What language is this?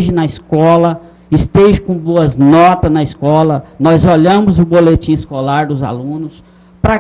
Portuguese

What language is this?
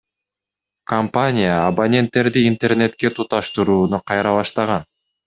Kyrgyz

